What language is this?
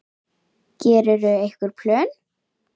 Icelandic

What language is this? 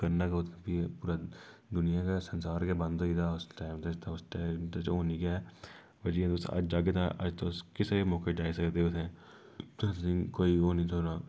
Dogri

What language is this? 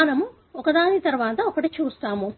Telugu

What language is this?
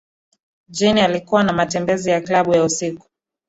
Swahili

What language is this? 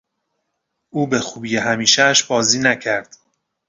Persian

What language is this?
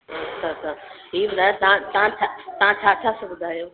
Sindhi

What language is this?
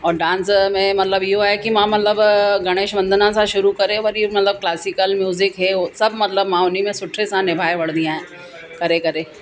Sindhi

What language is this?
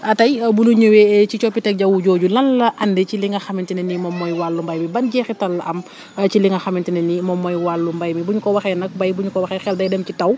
Wolof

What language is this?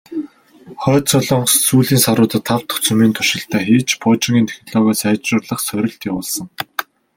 Mongolian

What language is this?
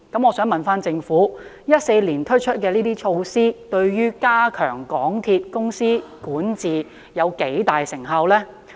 Cantonese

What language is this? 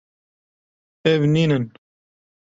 Kurdish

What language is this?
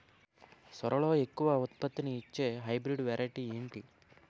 Telugu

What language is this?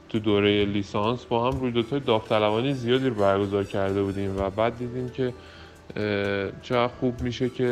Persian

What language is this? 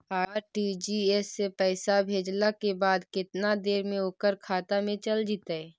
Magahi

